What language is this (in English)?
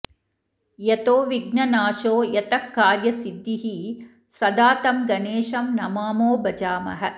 Sanskrit